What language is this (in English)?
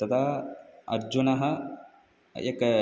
Sanskrit